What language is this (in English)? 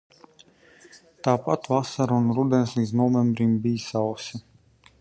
Latvian